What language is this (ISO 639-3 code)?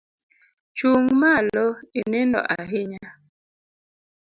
luo